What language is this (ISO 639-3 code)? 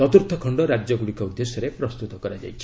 ori